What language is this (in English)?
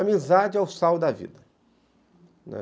Portuguese